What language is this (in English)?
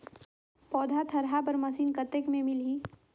Chhattisgarhi